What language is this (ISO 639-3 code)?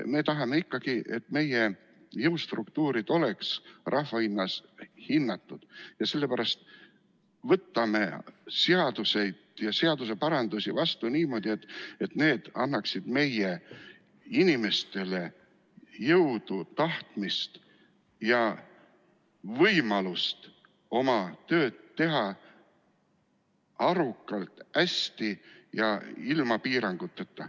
est